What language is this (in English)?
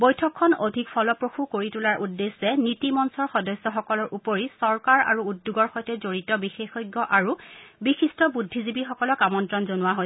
Assamese